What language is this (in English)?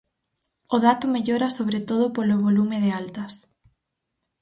Galician